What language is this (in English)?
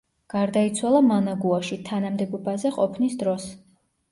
Georgian